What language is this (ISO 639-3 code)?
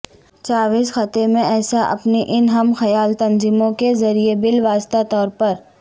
urd